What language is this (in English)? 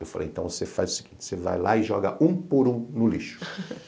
Portuguese